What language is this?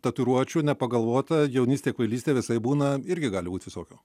Lithuanian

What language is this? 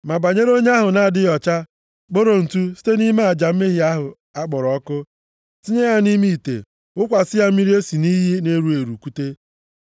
Igbo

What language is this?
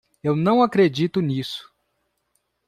Portuguese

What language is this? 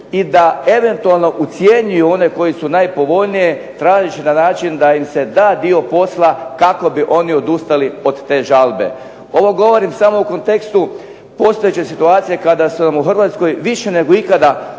Croatian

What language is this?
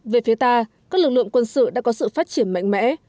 Vietnamese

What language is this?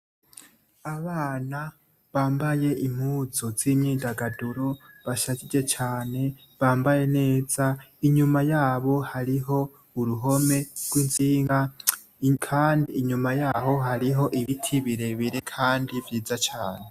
Rundi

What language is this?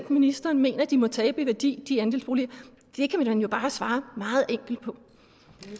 Danish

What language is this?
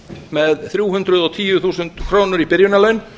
Icelandic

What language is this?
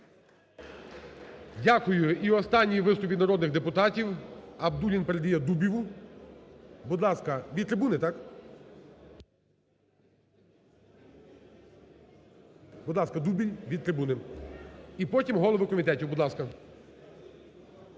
Ukrainian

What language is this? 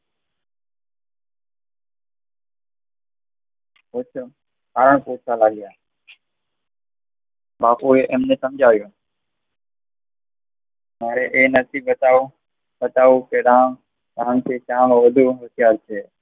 Gujarati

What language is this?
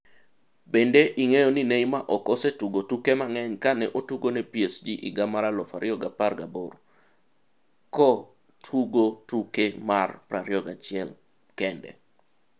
Luo (Kenya and Tanzania)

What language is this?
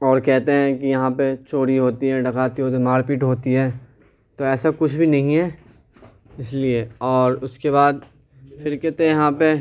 Urdu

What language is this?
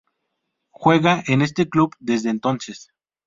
Spanish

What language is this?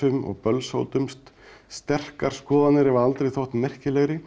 Icelandic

